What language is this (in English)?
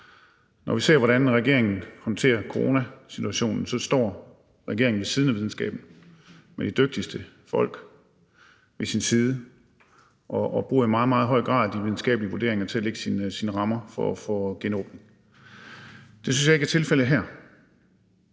Danish